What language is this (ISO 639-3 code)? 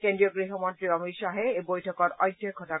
asm